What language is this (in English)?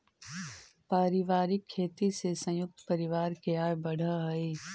Magahi